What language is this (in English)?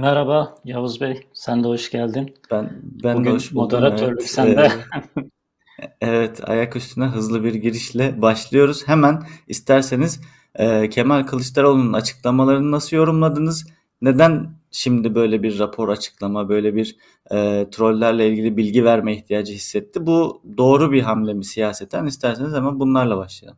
Turkish